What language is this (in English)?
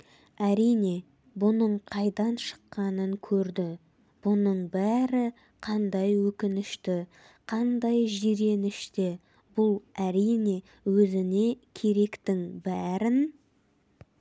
Kazakh